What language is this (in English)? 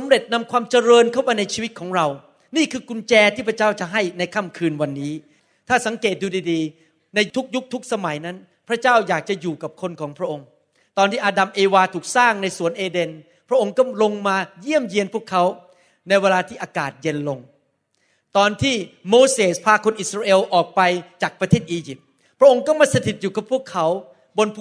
Thai